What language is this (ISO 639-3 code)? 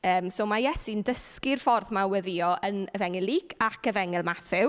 cym